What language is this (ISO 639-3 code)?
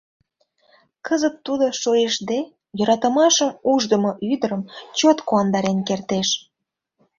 chm